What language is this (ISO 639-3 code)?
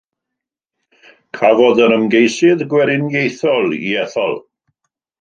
cym